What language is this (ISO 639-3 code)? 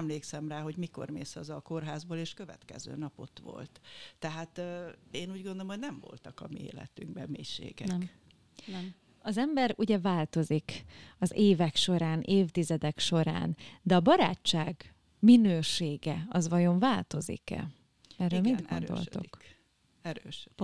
hun